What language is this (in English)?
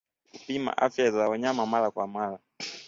Swahili